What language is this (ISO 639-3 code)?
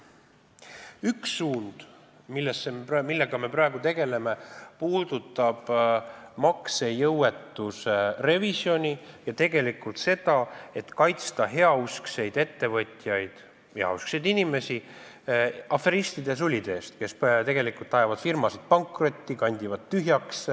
est